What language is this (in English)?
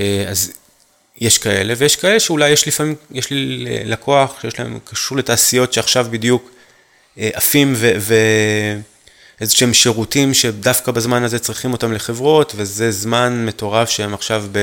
Hebrew